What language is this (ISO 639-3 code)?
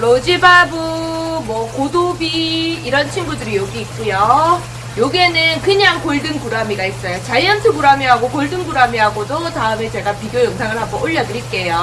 kor